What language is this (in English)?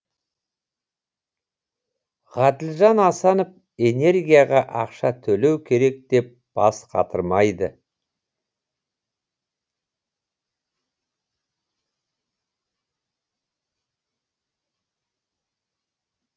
Kazakh